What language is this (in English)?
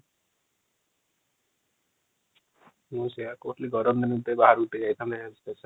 Odia